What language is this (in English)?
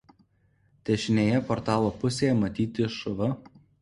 Lithuanian